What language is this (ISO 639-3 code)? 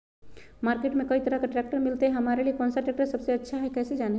mag